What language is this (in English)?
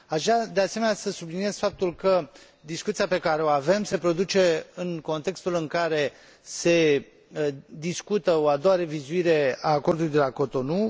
Romanian